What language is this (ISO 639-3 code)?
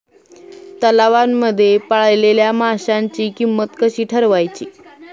mar